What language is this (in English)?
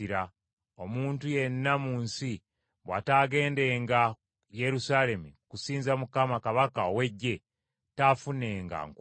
Ganda